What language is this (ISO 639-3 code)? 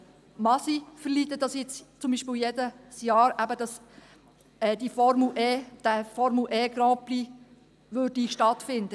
gsw